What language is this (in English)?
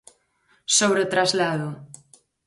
Galician